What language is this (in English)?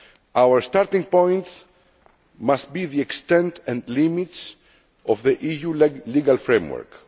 English